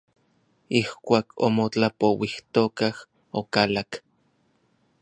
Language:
Orizaba Nahuatl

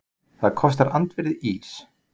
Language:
Icelandic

